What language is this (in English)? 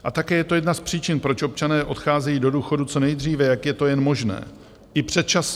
Czech